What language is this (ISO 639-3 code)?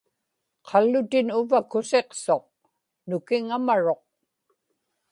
ipk